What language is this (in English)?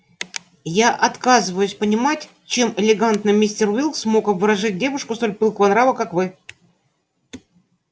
Russian